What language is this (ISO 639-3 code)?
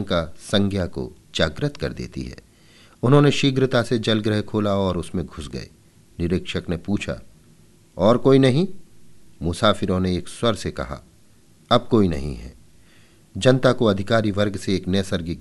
hin